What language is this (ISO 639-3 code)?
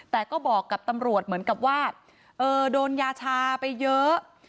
tha